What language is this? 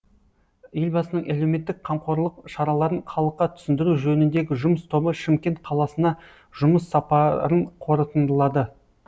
Kazakh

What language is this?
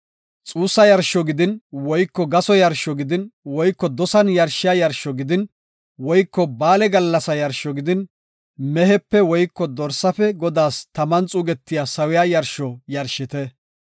Gofa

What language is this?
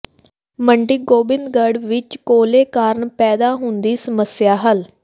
Punjabi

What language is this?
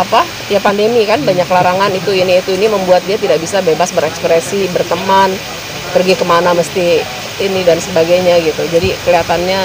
Indonesian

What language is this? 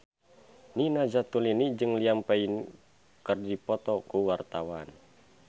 Sundanese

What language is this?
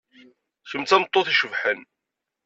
Kabyle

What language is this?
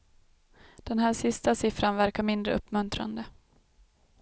Swedish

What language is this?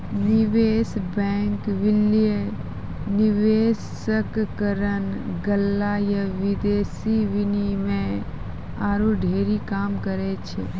Maithili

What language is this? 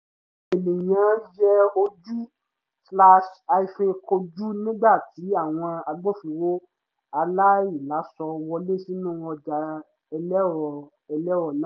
Yoruba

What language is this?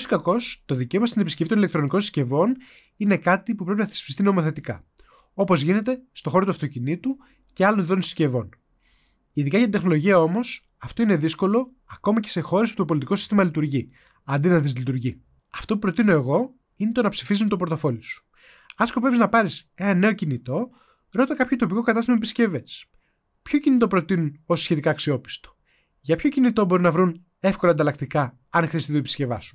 Greek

